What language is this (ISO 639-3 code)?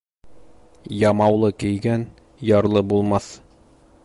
bak